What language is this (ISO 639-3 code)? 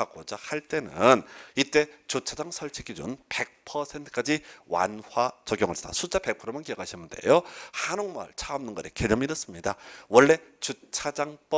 kor